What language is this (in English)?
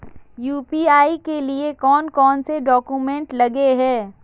Magahi